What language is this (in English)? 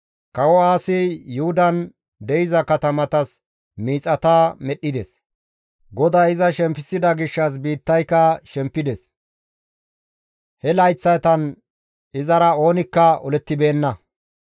Gamo